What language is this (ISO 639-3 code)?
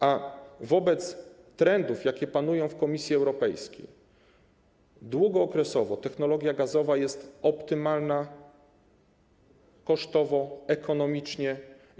pol